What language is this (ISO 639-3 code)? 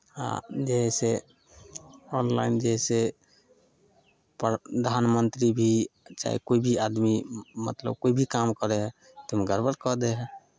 mai